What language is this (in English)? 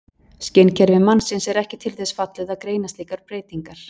Icelandic